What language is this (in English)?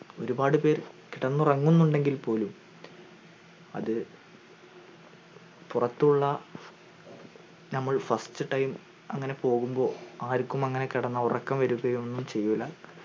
Malayalam